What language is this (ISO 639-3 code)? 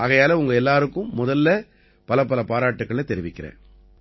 tam